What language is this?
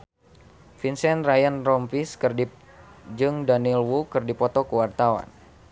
Sundanese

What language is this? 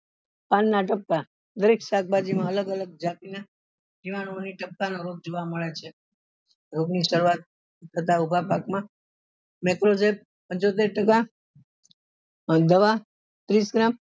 Gujarati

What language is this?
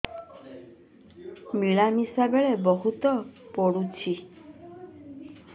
Odia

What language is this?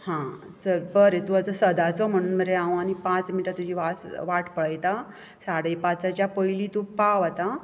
Konkani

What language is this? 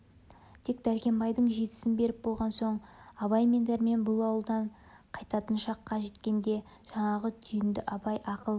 Kazakh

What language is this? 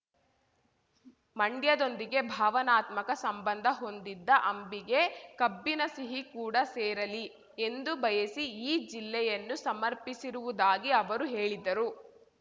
Kannada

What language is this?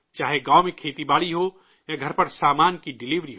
Urdu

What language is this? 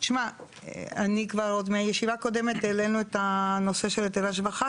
Hebrew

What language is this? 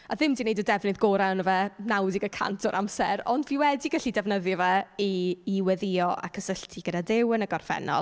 Welsh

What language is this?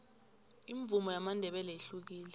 South Ndebele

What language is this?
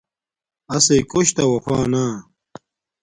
Domaaki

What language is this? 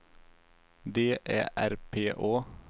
Swedish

